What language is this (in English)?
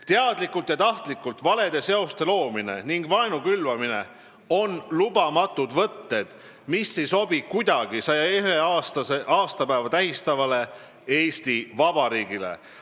Estonian